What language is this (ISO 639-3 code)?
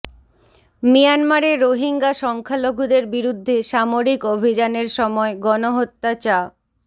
ben